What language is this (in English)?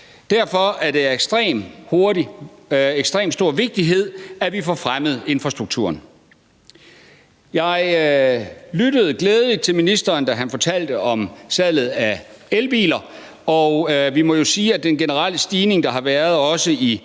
Danish